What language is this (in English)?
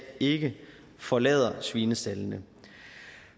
Danish